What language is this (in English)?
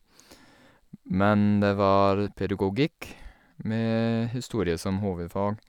Norwegian